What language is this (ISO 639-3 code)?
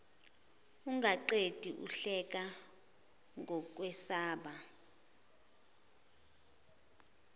zul